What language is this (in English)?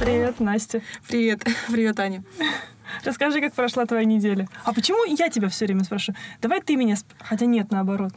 Russian